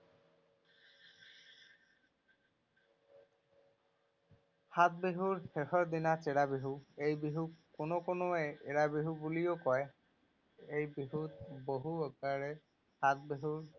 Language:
Assamese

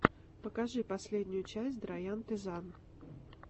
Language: Russian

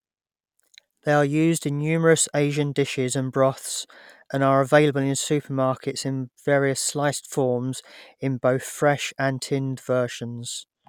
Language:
English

